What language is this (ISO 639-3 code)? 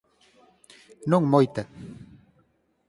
glg